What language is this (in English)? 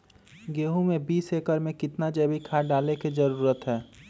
Magahi